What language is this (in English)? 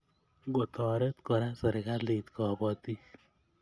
Kalenjin